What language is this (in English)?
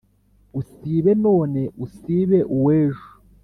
Kinyarwanda